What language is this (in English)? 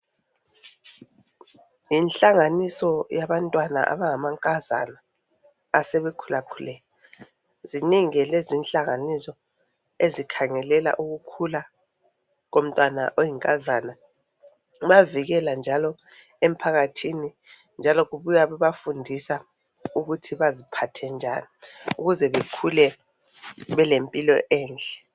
North Ndebele